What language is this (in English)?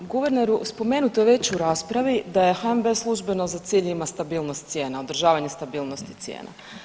Croatian